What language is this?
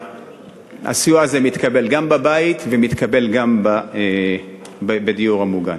Hebrew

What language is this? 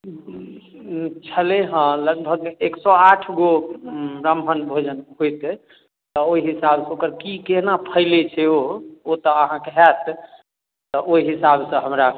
Maithili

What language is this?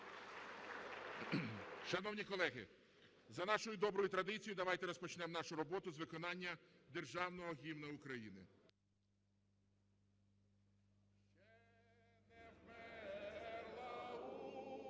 Ukrainian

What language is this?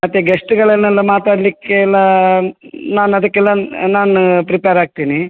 Kannada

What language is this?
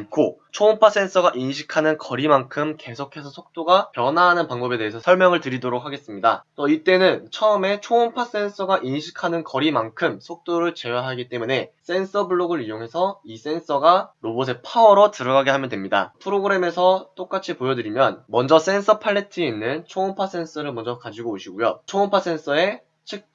Korean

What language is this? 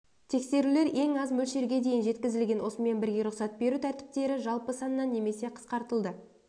Kazakh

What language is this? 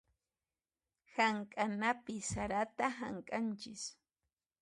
Puno Quechua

